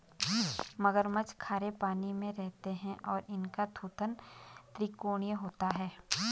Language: Hindi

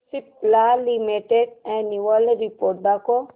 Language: Marathi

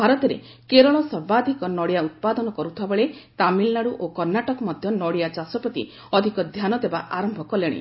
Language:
Odia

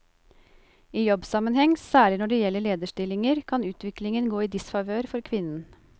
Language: Norwegian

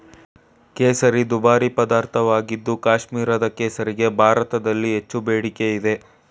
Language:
Kannada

